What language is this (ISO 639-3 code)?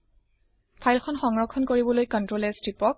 asm